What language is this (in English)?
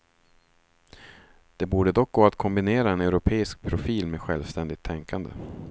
Swedish